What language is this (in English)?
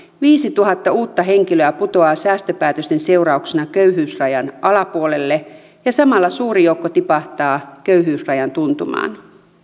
Finnish